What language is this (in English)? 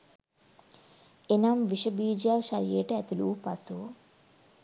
Sinhala